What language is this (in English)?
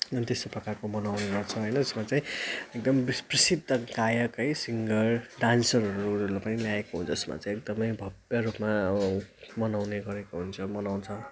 Nepali